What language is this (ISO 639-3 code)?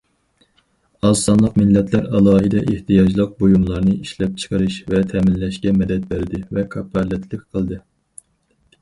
uig